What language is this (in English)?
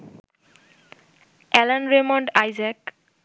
Bangla